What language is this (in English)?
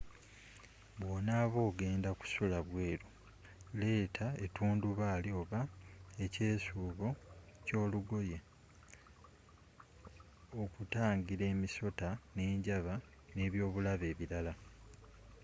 Ganda